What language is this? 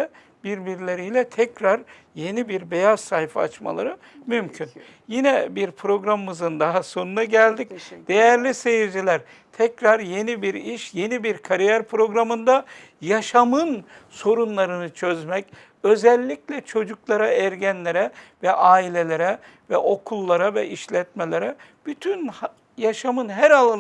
Turkish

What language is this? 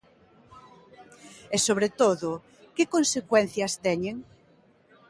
Galician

